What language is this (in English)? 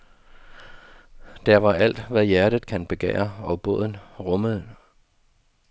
Danish